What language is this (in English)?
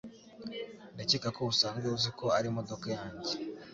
Kinyarwanda